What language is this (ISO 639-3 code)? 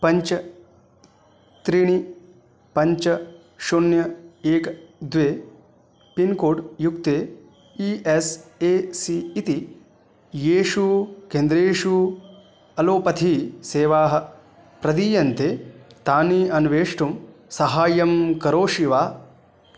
san